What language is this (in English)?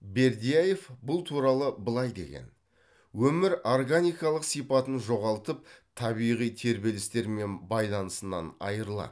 Kazakh